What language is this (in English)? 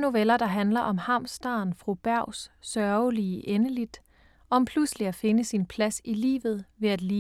Danish